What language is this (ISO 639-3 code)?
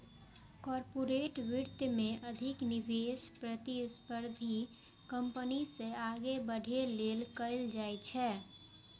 mai